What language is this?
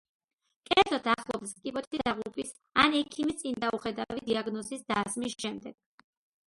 Georgian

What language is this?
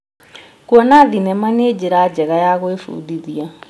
Kikuyu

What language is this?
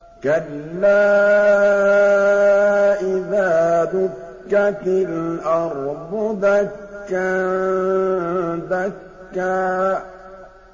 Arabic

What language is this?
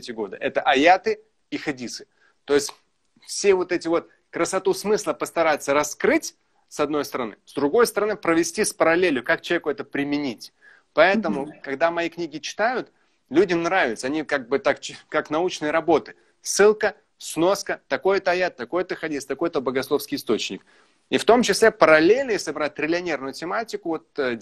Russian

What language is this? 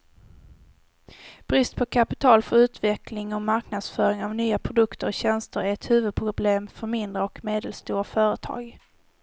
Swedish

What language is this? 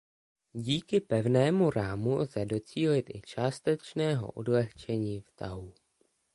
Czech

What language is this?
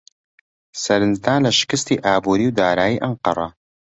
Central Kurdish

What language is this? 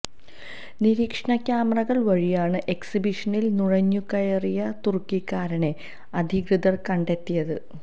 Malayalam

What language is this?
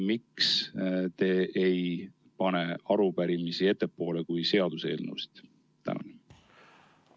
Estonian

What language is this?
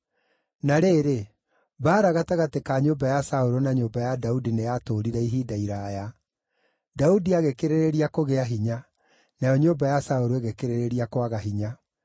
Kikuyu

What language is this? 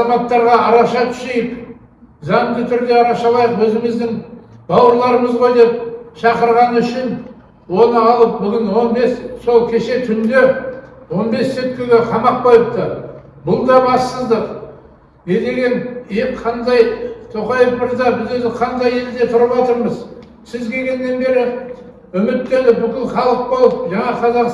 Turkish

